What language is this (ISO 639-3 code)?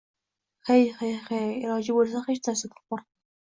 uzb